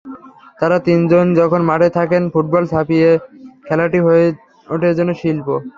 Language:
Bangla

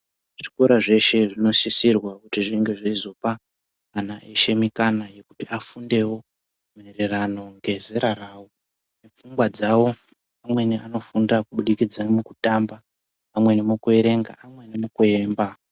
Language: Ndau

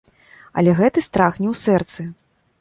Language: Belarusian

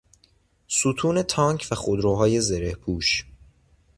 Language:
Persian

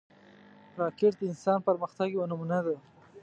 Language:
Pashto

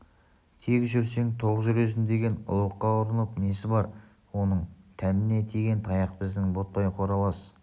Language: Kazakh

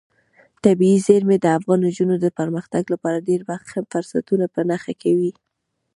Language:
Pashto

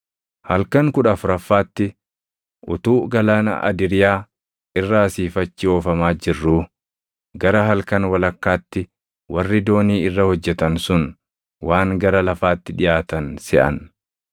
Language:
Oromo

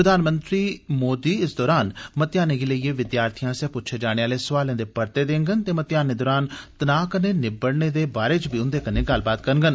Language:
Dogri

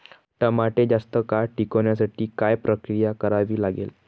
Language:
Marathi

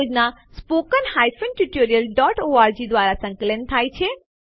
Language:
Gujarati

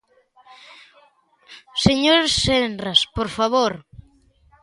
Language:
Galician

